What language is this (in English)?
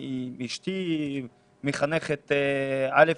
Hebrew